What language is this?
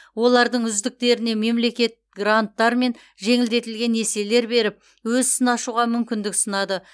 Kazakh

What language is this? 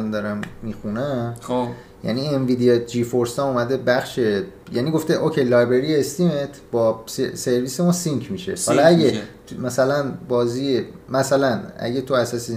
Persian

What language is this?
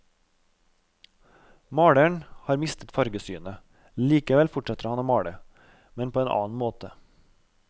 Norwegian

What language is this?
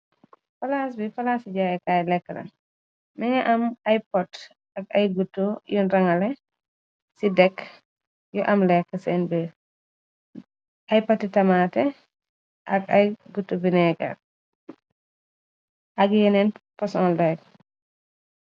Wolof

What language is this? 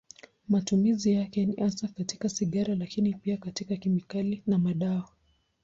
Swahili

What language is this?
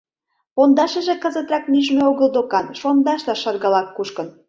Mari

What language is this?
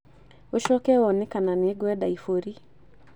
Kikuyu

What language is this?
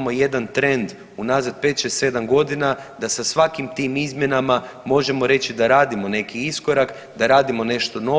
Croatian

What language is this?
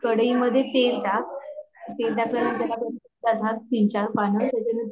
Marathi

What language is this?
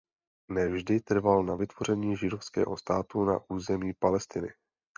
Czech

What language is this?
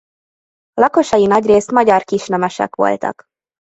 Hungarian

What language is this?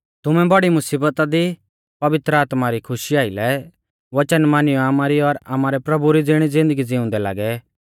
Mahasu Pahari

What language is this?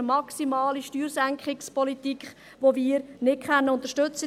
Swiss German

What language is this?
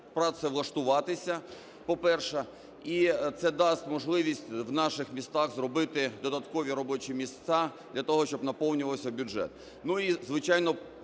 Ukrainian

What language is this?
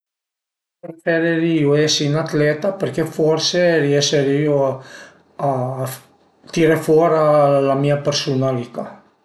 Piedmontese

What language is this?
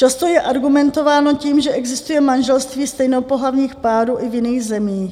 Czech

